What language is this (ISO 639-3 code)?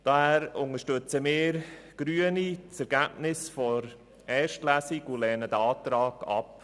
gsw